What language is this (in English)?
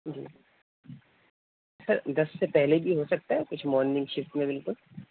Urdu